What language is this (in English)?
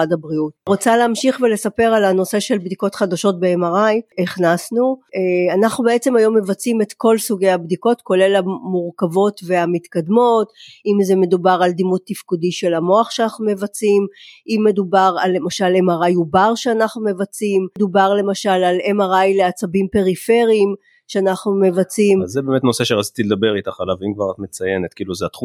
Hebrew